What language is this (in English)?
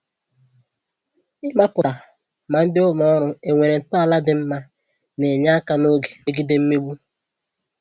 Igbo